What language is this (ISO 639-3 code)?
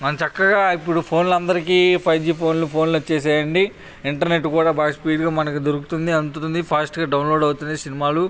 tel